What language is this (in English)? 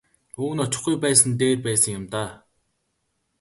Mongolian